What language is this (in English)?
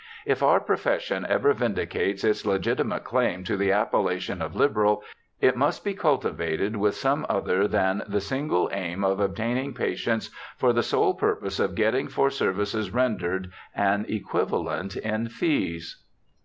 English